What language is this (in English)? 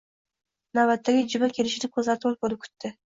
Uzbek